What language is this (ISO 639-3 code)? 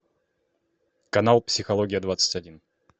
rus